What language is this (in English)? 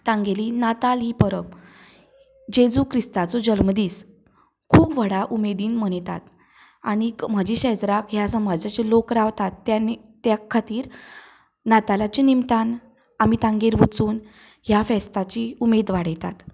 Konkani